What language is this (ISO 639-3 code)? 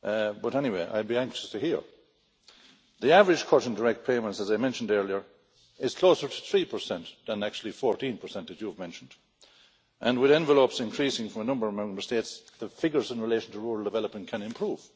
eng